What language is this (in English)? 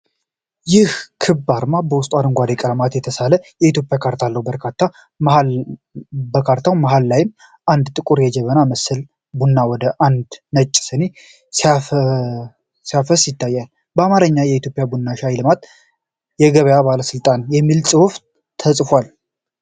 Amharic